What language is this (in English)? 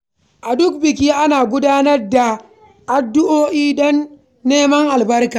Hausa